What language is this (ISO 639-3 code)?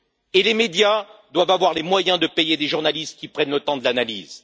fra